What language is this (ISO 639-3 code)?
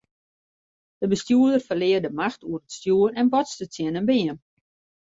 fry